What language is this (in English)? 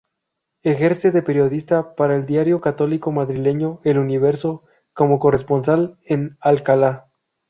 Spanish